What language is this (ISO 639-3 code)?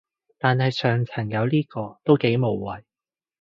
yue